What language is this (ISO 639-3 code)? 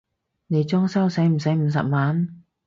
yue